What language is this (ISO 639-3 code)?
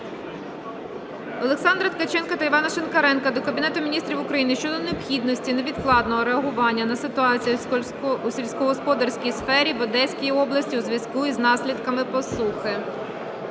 ukr